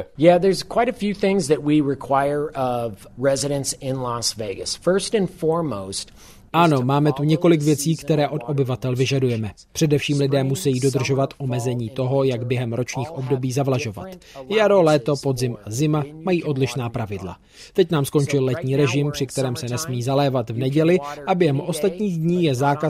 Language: Czech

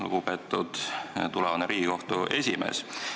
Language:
Estonian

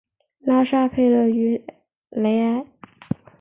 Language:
Chinese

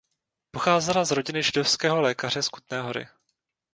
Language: Czech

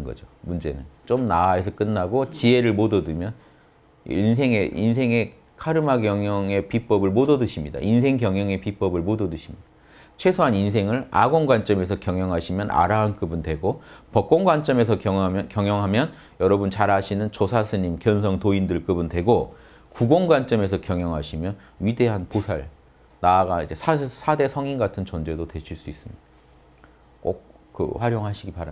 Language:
Korean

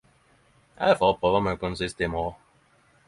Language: Norwegian Nynorsk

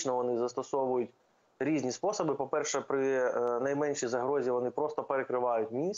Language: Ukrainian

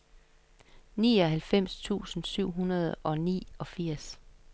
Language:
Danish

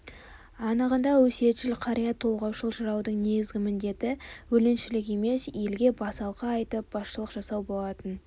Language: Kazakh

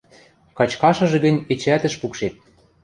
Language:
Western Mari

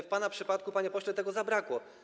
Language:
Polish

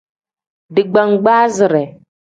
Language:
Tem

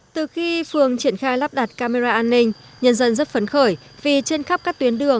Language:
Vietnamese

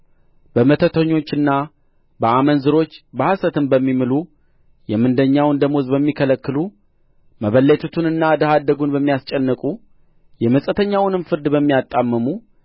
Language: Amharic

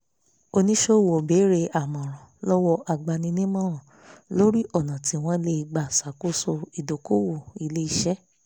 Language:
Yoruba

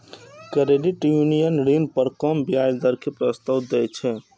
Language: Maithili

